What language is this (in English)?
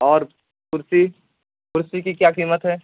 Urdu